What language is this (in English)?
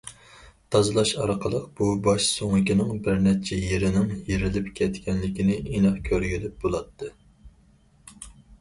Uyghur